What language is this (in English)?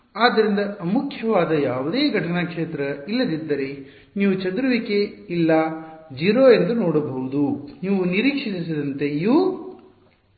Kannada